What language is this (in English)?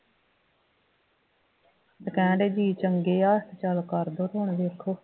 Punjabi